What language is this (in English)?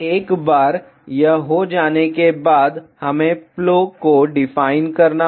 Hindi